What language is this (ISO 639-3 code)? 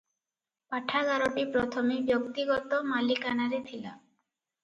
ori